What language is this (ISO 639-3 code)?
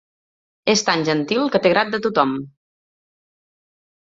cat